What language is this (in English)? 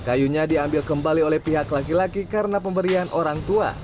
Indonesian